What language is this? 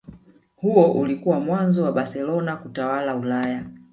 Swahili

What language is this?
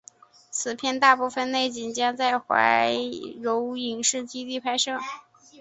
Chinese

